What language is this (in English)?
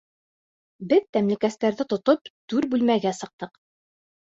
Bashkir